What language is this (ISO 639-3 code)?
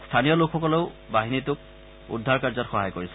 asm